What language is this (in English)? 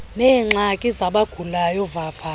Xhosa